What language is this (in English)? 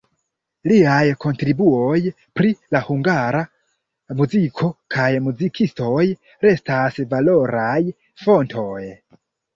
Esperanto